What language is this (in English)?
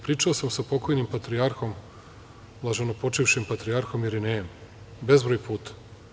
Serbian